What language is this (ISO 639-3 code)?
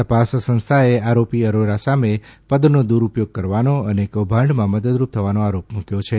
guj